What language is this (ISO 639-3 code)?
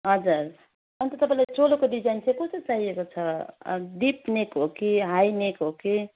nep